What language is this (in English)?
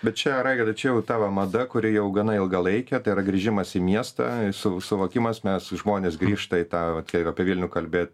Lithuanian